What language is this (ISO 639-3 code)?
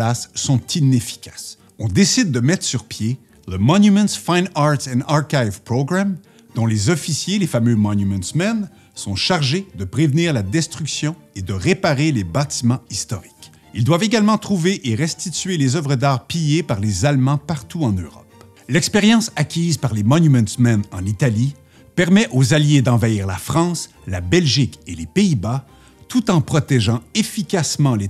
fra